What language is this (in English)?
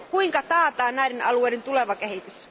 Finnish